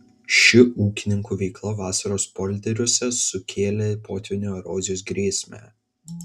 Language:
Lithuanian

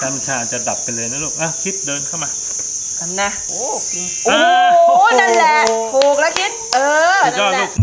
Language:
Thai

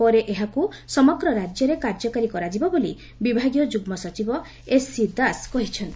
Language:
Odia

